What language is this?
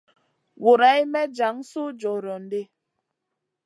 Masana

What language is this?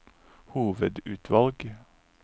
Norwegian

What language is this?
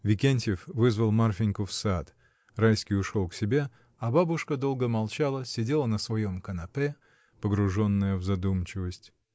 Russian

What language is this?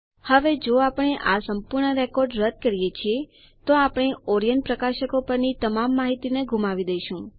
Gujarati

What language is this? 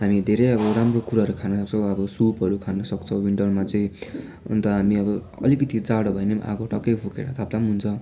Nepali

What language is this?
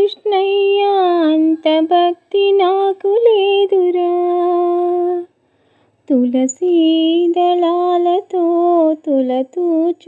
Telugu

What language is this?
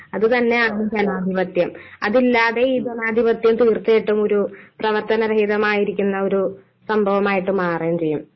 Malayalam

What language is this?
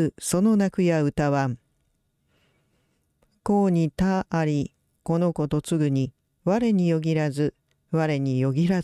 Japanese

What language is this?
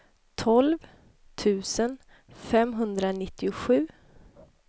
Swedish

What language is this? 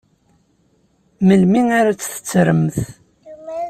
Kabyle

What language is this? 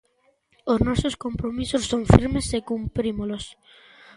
Galician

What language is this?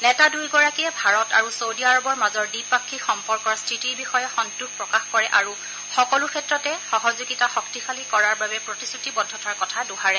Assamese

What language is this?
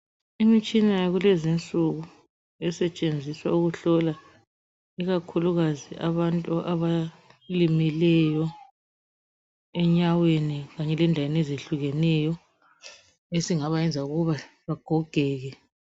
North Ndebele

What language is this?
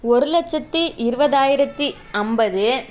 Tamil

